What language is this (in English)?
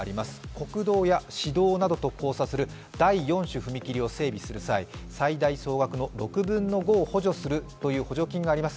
Japanese